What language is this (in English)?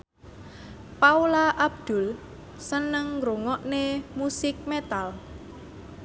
Javanese